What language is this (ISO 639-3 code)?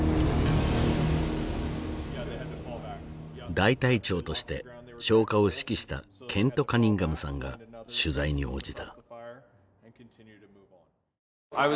jpn